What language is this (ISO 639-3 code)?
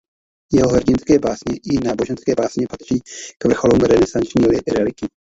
ces